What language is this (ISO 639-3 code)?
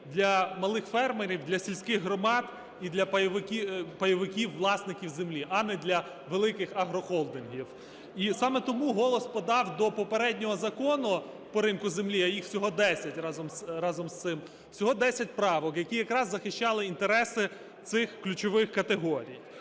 ukr